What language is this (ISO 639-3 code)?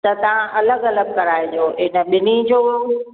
snd